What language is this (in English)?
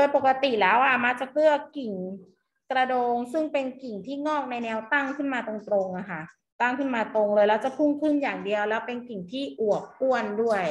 Thai